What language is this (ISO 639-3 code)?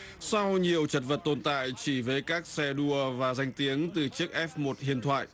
vie